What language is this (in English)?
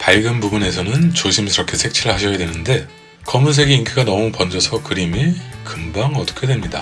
Korean